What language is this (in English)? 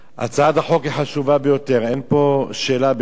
Hebrew